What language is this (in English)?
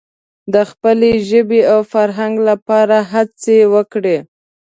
Pashto